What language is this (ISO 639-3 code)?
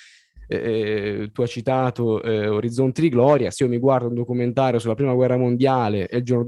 ita